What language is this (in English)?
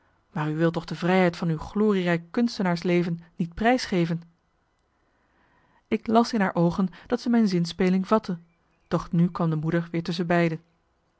Dutch